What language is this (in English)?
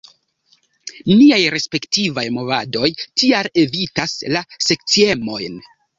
Esperanto